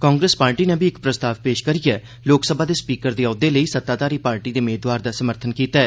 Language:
Dogri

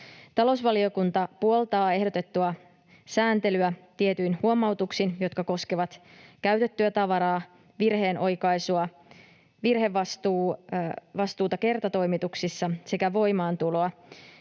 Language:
Finnish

